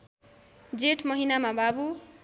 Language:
Nepali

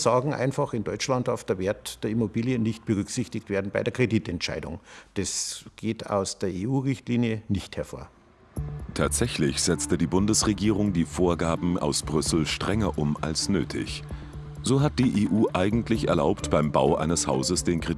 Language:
German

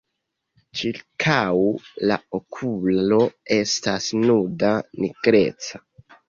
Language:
Esperanto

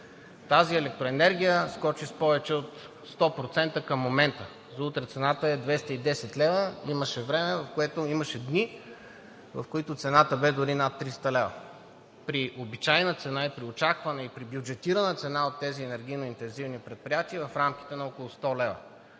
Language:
Bulgarian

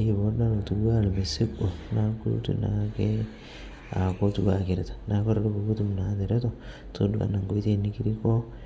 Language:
Masai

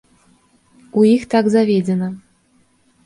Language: Belarusian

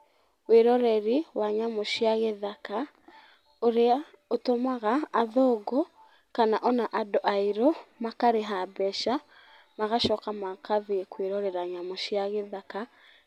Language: Kikuyu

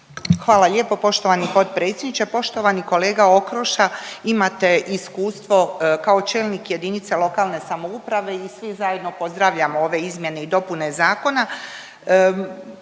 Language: Croatian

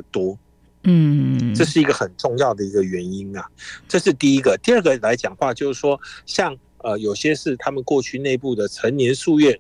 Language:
Chinese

